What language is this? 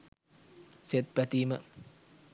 Sinhala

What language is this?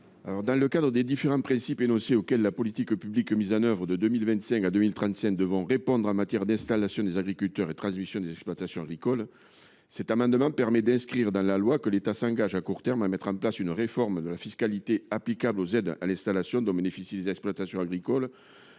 French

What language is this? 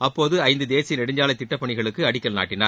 Tamil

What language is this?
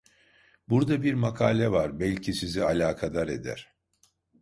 Turkish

